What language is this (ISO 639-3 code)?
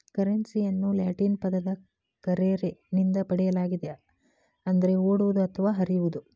kan